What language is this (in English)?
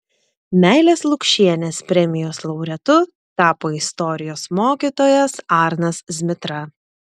Lithuanian